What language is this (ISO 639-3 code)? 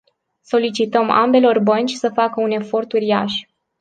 ron